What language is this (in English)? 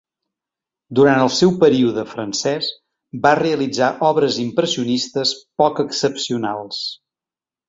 Catalan